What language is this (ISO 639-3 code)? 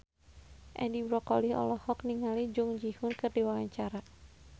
sun